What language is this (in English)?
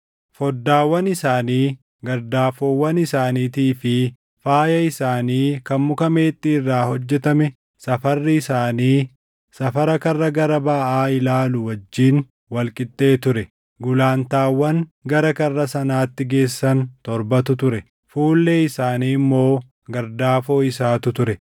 Oromo